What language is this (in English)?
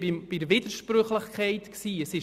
Swiss German